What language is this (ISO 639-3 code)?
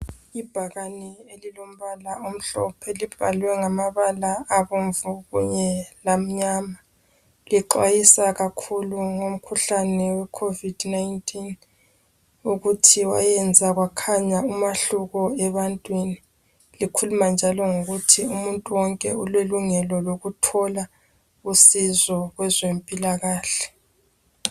nde